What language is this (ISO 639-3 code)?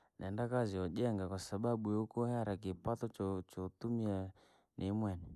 lag